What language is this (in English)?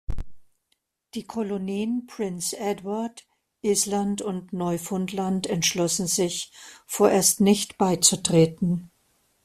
German